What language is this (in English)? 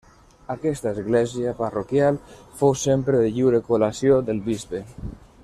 Catalan